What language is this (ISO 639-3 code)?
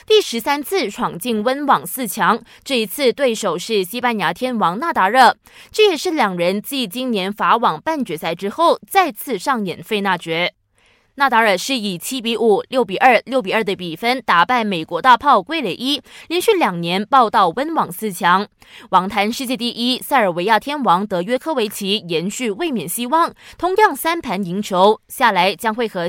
zho